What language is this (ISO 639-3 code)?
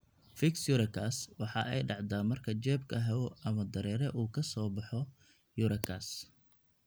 som